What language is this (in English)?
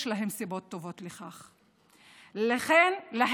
Hebrew